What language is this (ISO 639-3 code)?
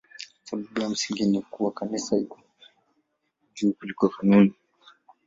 swa